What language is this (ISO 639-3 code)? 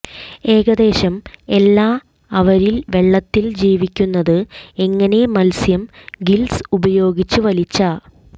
mal